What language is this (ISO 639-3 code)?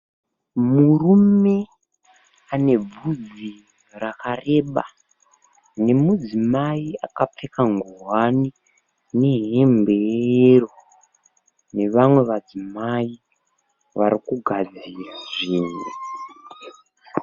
sna